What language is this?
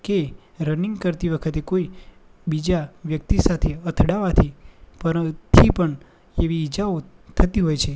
Gujarati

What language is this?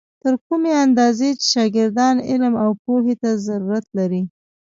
Pashto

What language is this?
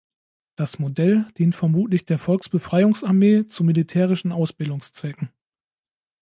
German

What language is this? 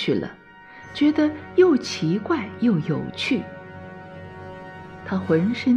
Chinese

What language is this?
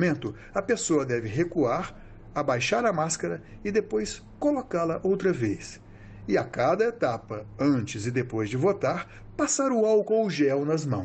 Portuguese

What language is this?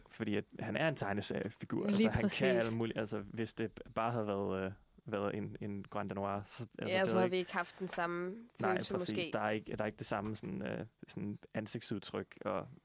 Danish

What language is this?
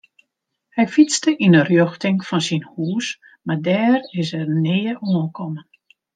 Western Frisian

